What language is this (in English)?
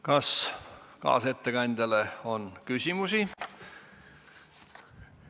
Estonian